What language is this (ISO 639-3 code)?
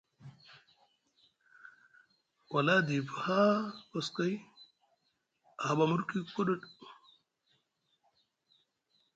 mug